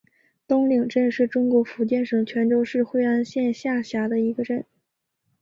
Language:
Chinese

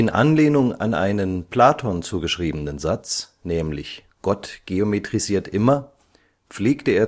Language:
German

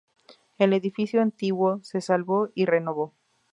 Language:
Spanish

